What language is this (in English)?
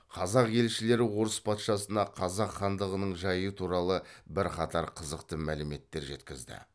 Kazakh